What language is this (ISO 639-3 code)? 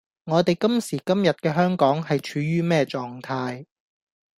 yue